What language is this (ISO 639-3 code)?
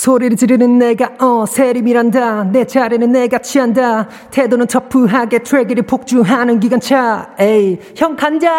kor